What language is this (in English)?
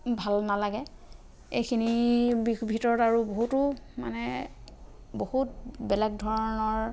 Assamese